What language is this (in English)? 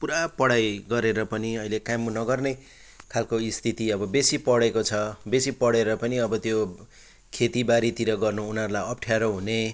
Nepali